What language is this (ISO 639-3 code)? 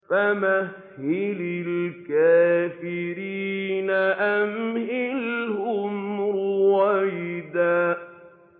ara